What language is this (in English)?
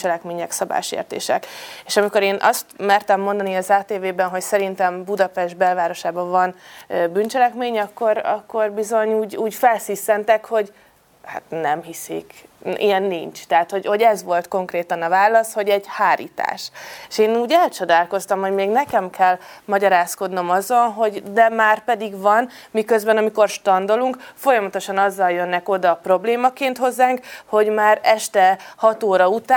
Hungarian